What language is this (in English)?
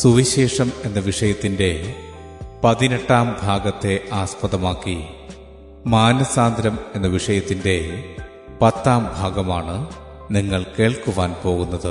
Malayalam